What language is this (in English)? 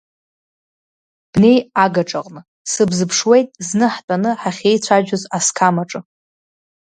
Abkhazian